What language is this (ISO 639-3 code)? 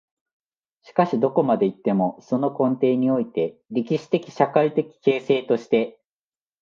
jpn